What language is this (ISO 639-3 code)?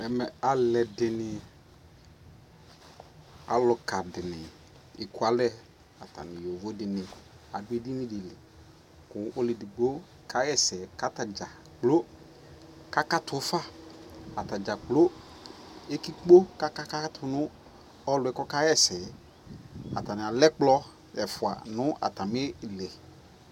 kpo